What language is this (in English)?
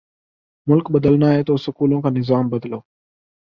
Urdu